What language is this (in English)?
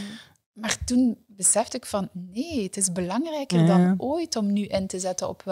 Dutch